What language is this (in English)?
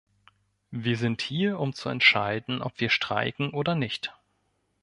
German